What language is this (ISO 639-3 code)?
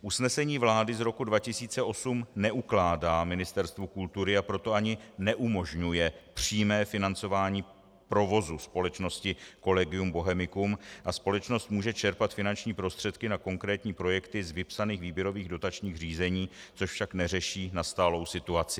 ces